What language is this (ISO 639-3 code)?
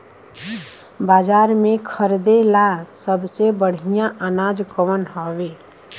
bho